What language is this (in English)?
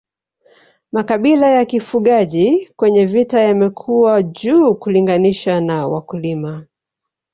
Swahili